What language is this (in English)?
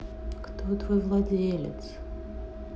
Russian